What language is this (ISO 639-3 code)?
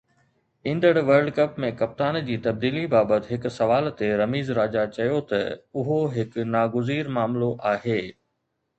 snd